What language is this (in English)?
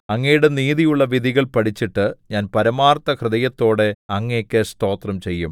Malayalam